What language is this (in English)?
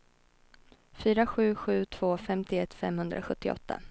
Swedish